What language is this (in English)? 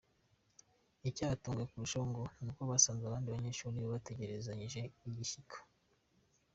Kinyarwanda